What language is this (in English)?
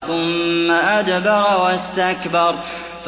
Arabic